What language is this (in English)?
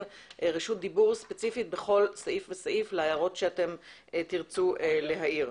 Hebrew